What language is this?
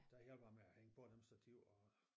Danish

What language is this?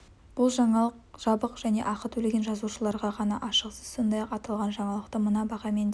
Kazakh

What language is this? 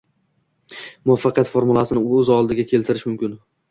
Uzbek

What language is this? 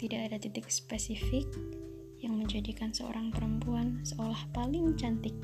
Indonesian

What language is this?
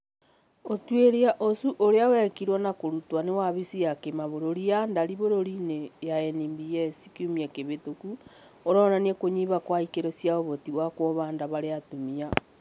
Kikuyu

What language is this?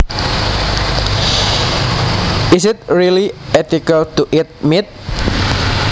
Javanese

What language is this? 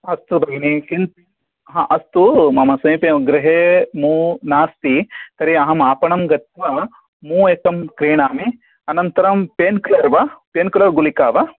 Sanskrit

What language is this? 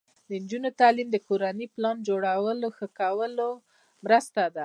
Pashto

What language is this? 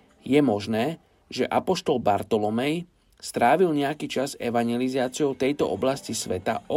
Slovak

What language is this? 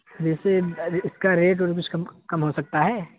Urdu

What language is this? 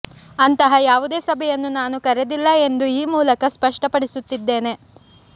Kannada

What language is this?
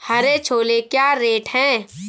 Hindi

